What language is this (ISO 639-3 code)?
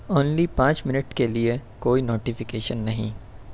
urd